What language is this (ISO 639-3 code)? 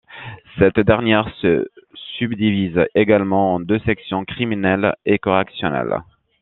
fra